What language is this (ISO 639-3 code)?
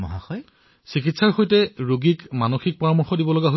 asm